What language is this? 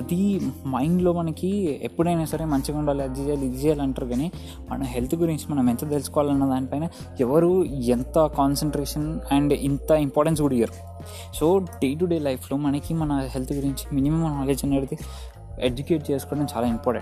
Telugu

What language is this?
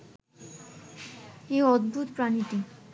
Bangla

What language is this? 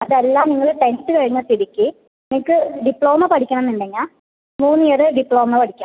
Malayalam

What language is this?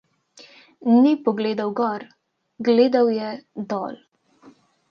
Slovenian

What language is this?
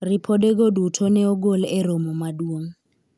Luo (Kenya and Tanzania)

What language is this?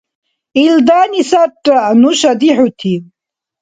Dargwa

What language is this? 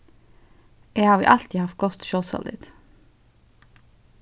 Faroese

